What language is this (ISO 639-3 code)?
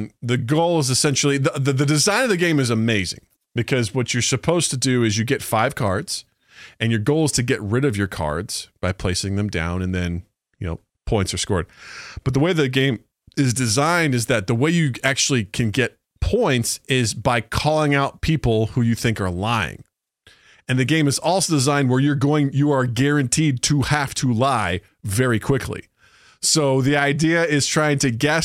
eng